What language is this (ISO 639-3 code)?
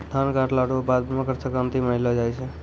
mai